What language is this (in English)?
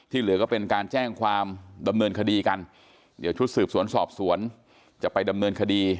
Thai